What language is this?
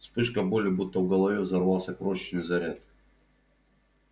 Russian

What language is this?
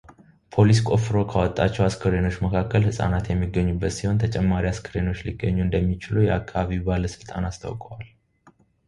Amharic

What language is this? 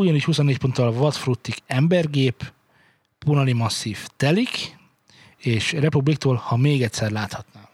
Hungarian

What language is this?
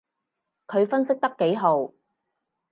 Cantonese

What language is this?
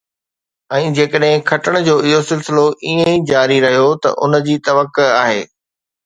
Sindhi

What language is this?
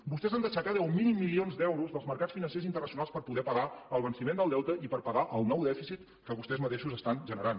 Catalan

